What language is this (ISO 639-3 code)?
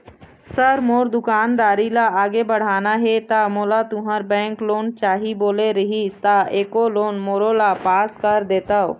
hne